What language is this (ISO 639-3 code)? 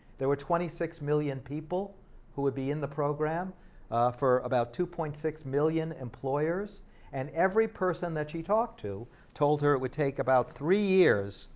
eng